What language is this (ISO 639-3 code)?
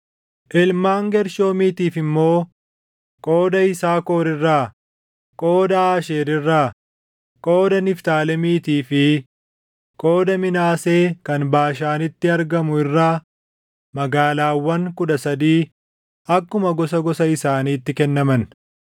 orm